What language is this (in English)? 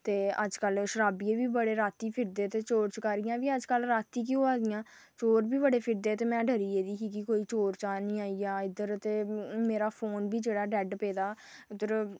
Dogri